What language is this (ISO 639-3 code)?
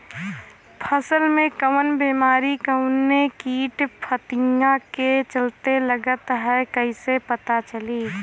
bho